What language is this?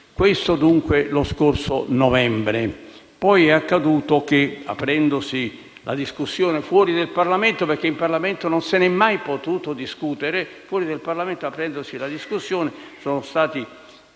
Italian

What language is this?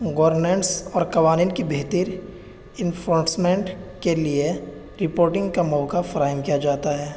Urdu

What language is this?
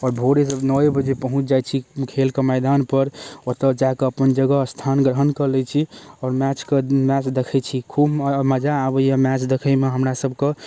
Maithili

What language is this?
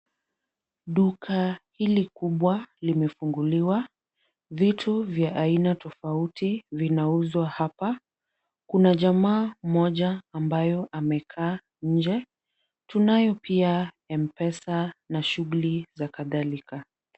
Swahili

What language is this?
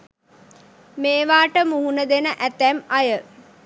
Sinhala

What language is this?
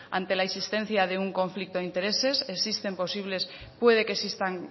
Spanish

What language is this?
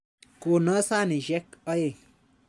Kalenjin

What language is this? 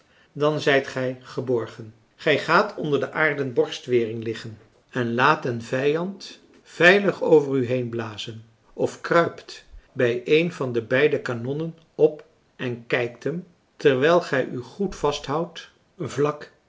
Dutch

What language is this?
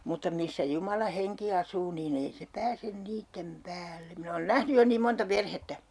Finnish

